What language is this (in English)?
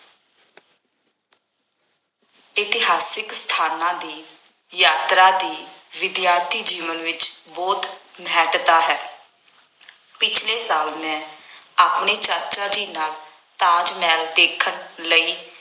Punjabi